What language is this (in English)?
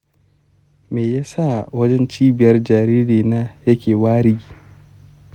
Hausa